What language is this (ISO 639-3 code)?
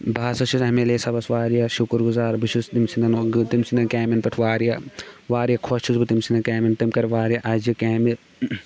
kas